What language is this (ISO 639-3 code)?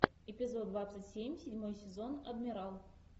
rus